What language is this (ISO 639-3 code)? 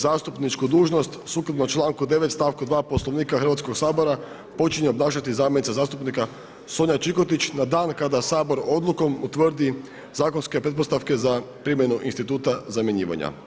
hrv